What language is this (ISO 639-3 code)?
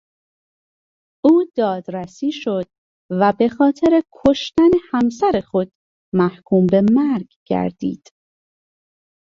fas